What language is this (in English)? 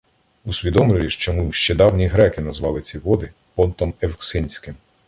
Ukrainian